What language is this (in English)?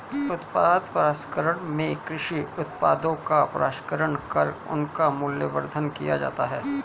Hindi